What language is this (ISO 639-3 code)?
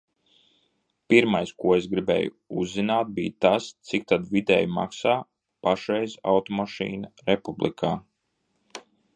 lav